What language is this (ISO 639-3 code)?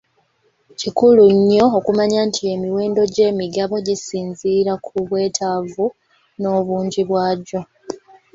lug